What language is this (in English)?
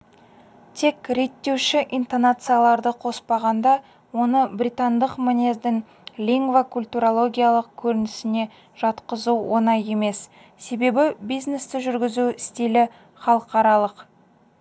Kazakh